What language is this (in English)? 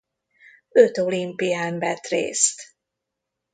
Hungarian